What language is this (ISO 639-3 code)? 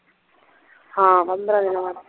pan